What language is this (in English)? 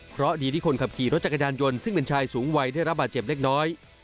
Thai